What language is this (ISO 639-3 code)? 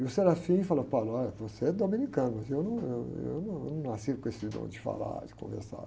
por